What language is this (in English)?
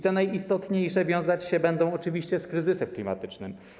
Polish